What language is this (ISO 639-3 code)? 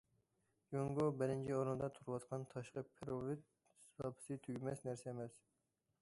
uig